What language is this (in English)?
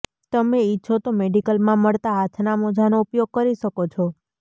Gujarati